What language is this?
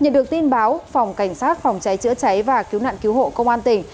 Vietnamese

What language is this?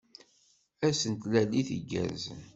Kabyle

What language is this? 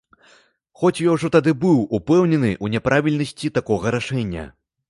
Belarusian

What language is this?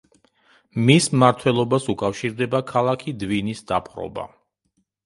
Georgian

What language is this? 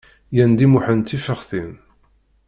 Kabyle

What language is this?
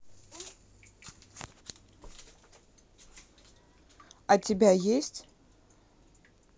Russian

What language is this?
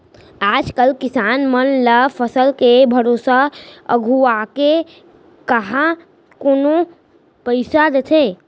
Chhattisgarhi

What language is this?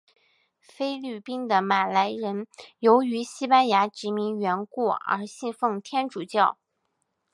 Chinese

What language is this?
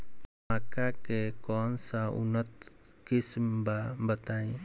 Bhojpuri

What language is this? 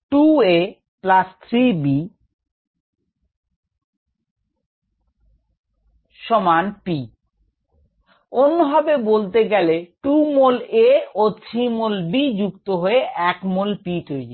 Bangla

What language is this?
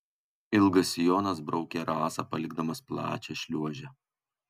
Lithuanian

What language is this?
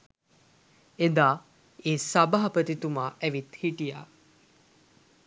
Sinhala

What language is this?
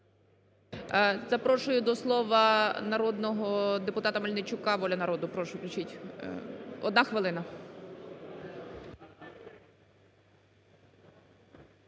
Ukrainian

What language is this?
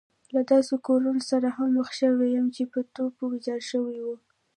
Pashto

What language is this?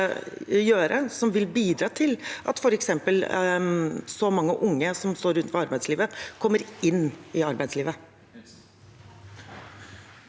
Norwegian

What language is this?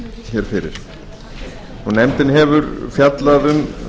Icelandic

